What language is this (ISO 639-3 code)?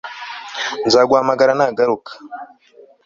kin